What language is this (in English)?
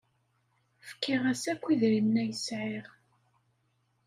Kabyle